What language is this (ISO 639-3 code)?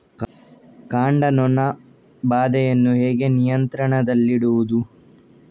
kan